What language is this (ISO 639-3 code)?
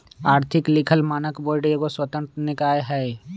mag